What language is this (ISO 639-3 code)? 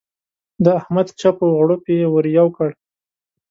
pus